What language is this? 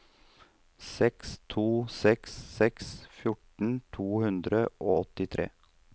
Norwegian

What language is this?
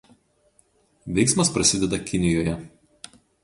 Lithuanian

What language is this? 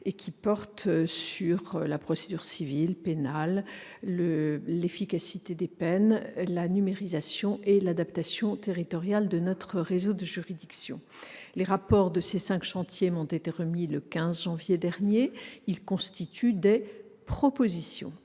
French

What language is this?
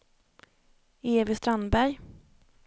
Swedish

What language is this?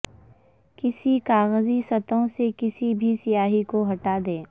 Urdu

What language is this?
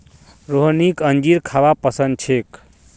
Magahi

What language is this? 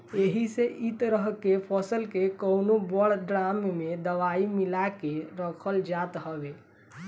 Bhojpuri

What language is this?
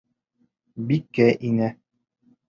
Bashkir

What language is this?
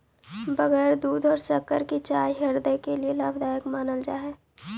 Magahi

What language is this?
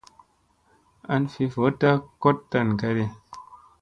Musey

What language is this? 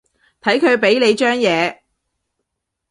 Cantonese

